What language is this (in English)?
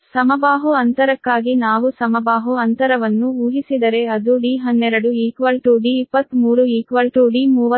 Kannada